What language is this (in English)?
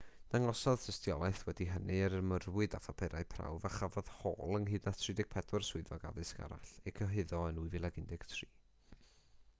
Welsh